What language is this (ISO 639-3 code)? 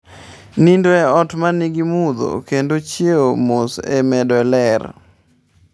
luo